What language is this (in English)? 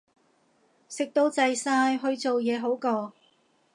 Cantonese